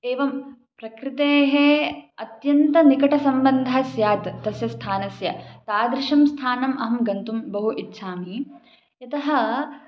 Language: Sanskrit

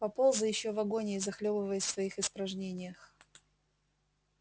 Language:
Russian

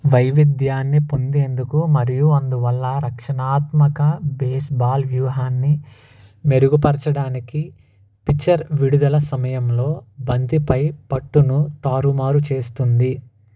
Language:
Telugu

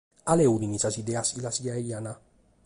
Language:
Sardinian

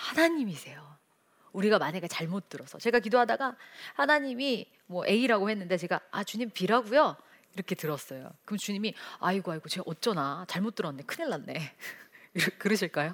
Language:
Korean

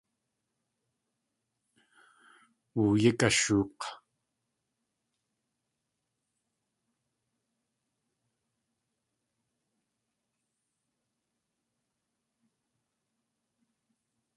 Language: Tlingit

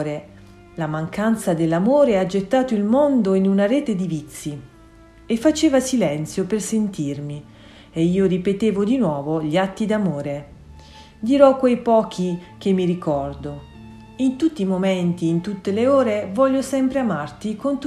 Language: Italian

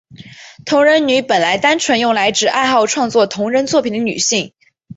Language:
Chinese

